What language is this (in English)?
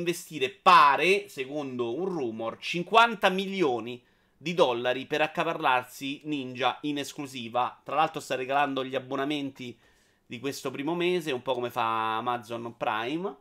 Italian